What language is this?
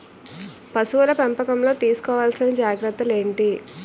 Telugu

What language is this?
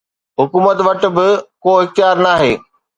Sindhi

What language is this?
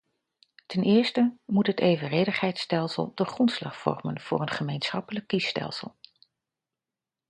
Dutch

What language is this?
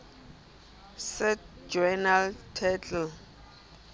Southern Sotho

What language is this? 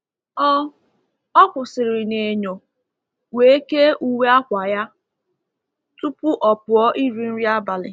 Igbo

